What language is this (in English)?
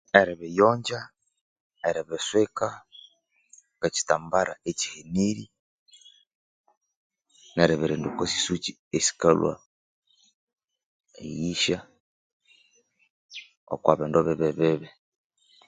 Konzo